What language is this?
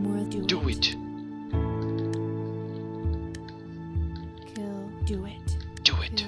Portuguese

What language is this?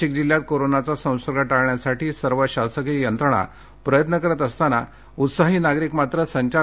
Marathi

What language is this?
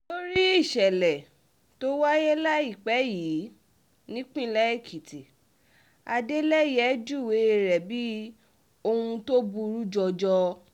Yoruba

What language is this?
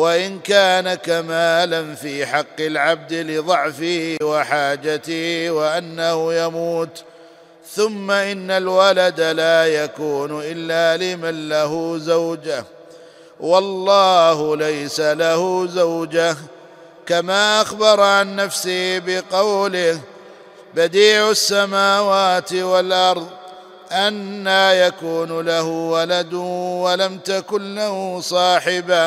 Arabic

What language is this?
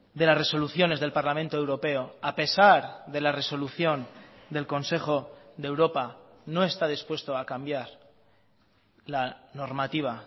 Spanish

